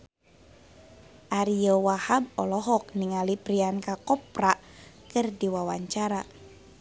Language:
Sundanese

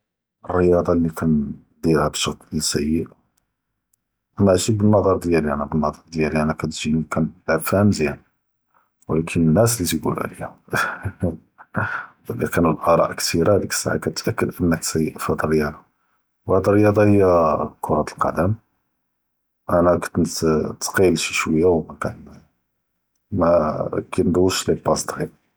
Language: Judeo-Arabic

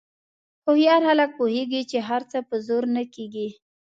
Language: Pashto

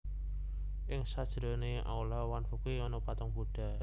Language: Javanese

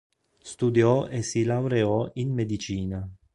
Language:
Italian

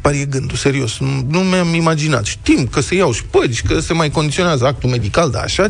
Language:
Romanian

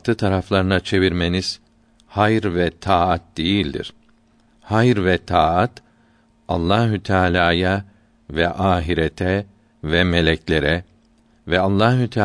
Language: Turkish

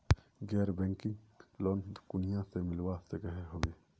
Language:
Magahi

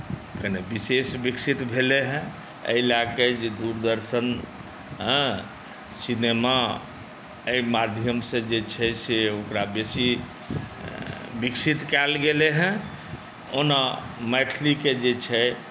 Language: Maithili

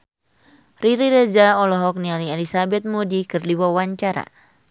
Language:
Sundanese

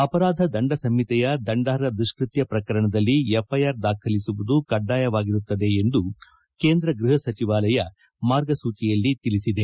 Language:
Kannada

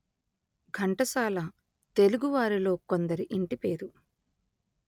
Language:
Telugu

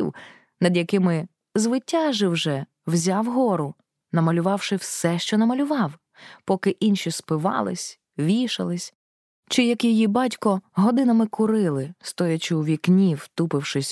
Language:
Ukrainian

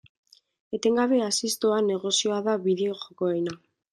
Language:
Basque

